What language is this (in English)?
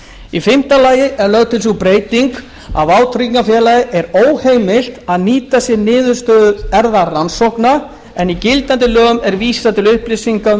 Icelandic